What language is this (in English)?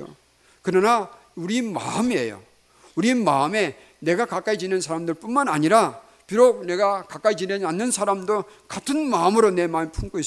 Korean